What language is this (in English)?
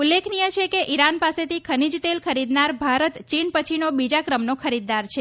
Gujarati